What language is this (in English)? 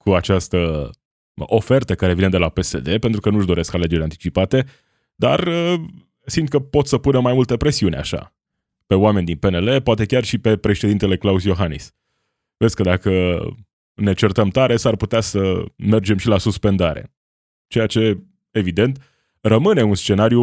Romanian